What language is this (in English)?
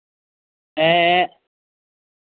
Santali